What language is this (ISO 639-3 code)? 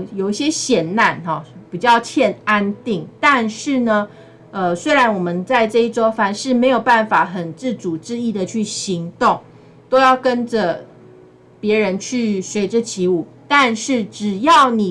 zho